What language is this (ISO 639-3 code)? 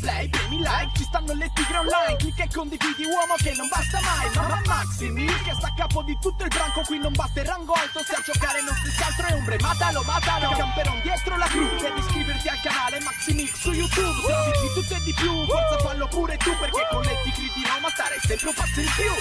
ita